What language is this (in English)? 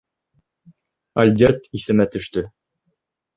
Bashkir